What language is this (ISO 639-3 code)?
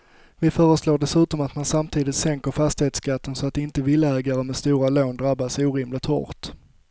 swe